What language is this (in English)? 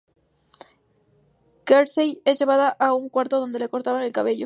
Spanish